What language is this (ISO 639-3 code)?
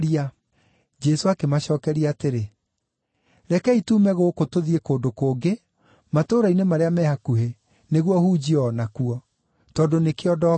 kik